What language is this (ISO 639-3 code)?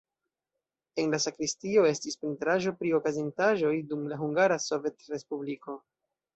epo